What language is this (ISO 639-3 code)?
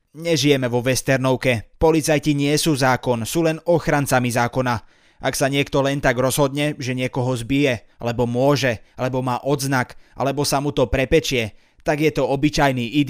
slk